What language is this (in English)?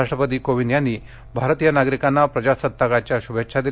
Marathi